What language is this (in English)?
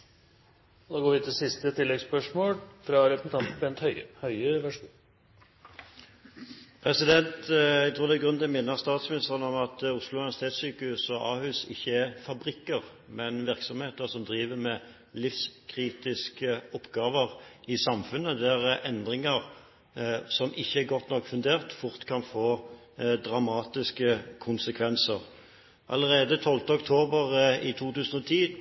Norwegian